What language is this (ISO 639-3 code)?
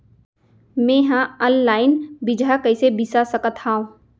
hne